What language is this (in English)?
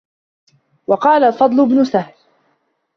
Arabic